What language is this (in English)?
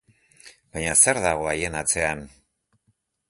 Basque